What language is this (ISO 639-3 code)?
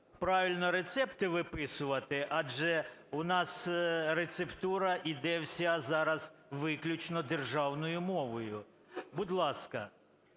ukr